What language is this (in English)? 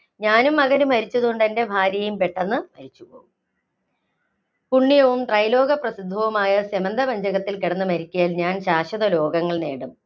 Malayalam